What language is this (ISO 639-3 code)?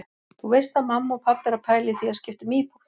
isl